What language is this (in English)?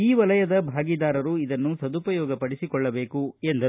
Kannada